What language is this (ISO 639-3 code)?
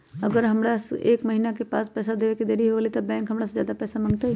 mag